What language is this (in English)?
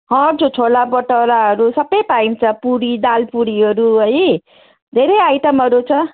Nepali